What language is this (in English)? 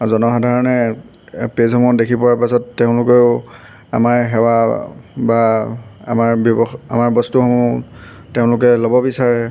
Assamese